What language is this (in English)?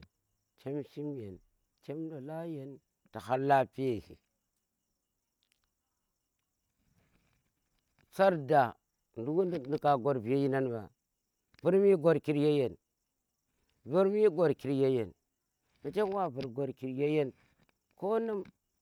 Tera